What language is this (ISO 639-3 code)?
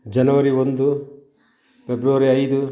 kan